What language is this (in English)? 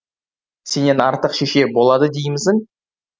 Kazakh